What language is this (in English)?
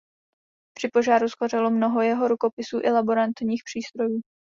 Czech